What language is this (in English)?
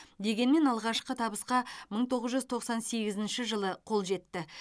Kazakh